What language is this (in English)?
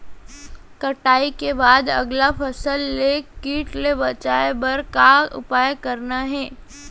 Chhattisgarhi